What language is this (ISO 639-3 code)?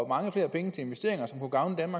dan